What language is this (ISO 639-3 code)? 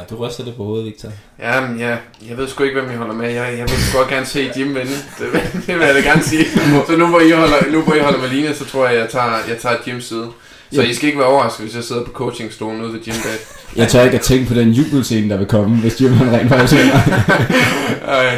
dan